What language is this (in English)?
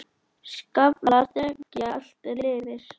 Icelandic